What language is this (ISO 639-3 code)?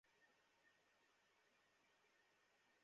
ben